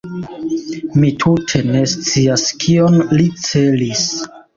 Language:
Esperanto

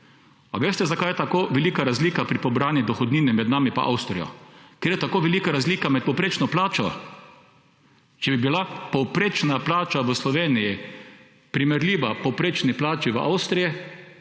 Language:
Slovenian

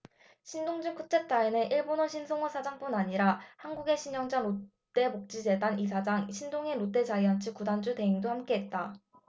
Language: Korean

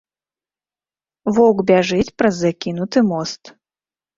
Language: Belarusian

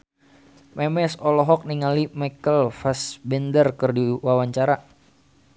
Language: Sundanese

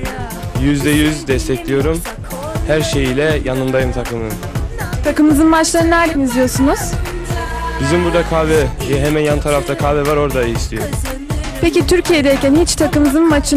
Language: Turkish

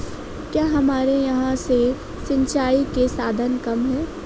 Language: Hindi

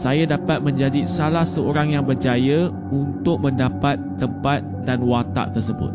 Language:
Malay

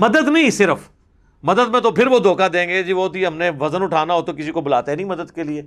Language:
Urdu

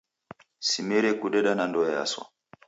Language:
Taita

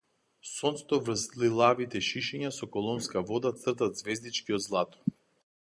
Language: Macedonian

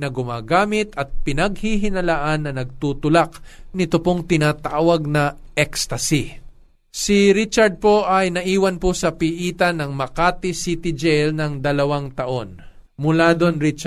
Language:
Filipino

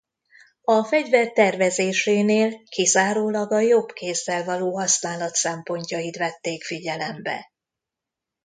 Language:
Hungarian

